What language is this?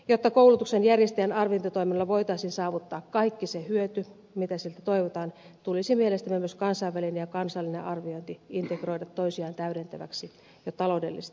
Finnish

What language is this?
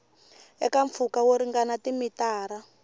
Tsonga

